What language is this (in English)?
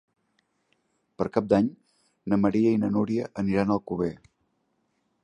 Catalan